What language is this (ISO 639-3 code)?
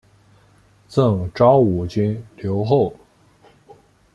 zho